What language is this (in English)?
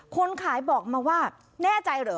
Thai